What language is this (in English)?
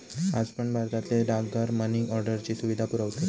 Marathi